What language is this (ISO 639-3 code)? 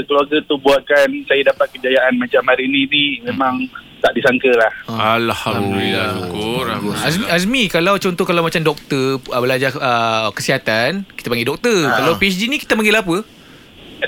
msa